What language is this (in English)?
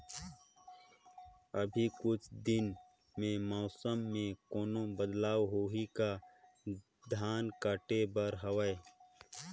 Chhattisgarhi